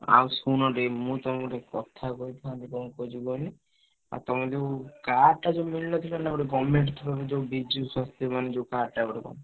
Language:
Odia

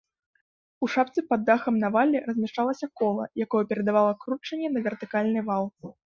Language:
Belarusian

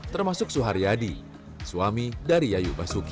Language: Indonesian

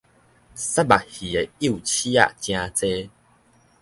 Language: Min Nan Chinese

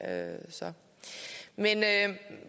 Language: Danish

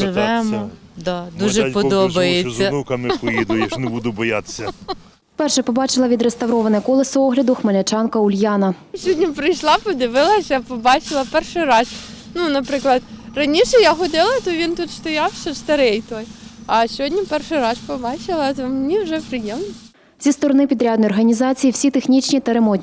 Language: Ukrainian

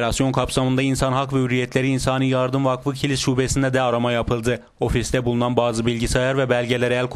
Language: Turkish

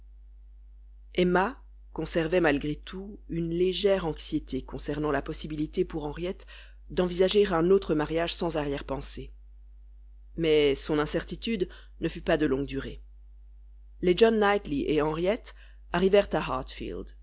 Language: French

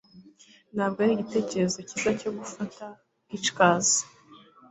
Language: Kinyarwanda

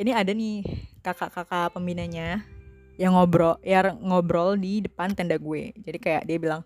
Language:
Indonesian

